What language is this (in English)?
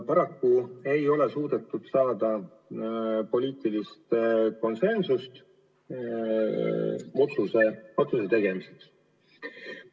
Estonian